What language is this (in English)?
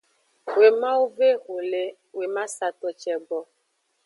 Aja (Benin)